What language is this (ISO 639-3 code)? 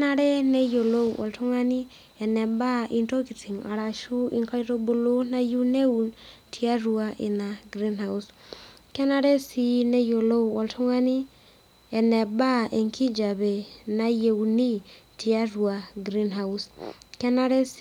mas